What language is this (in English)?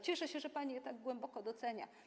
Polish